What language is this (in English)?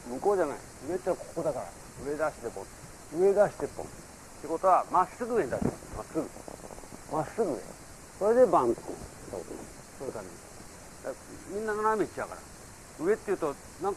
Japanese